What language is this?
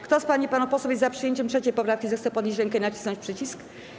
Polish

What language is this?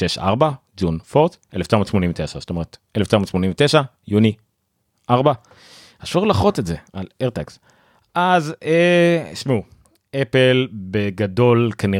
Hebrew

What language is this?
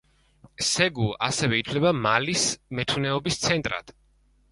Georgian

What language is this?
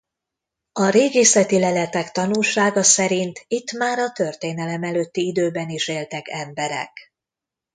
Hungarian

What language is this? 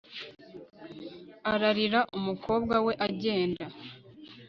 Kinyarwanda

